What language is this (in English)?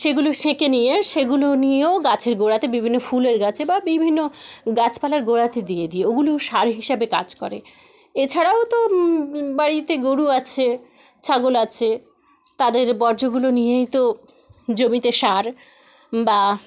Bangla